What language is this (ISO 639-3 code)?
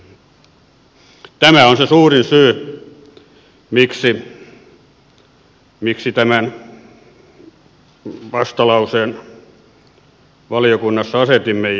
fin